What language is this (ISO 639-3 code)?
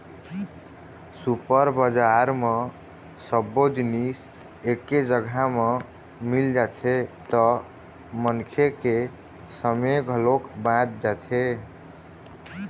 hne